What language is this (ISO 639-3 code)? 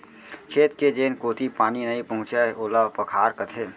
hne